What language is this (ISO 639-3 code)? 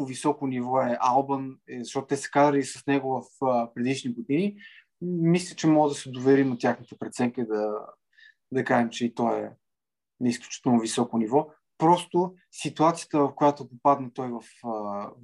bul